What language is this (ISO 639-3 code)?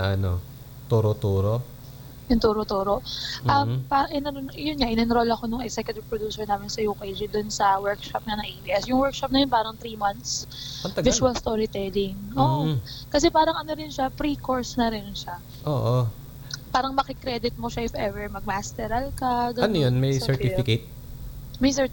fil